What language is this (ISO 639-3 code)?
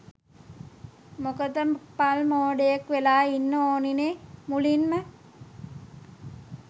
sin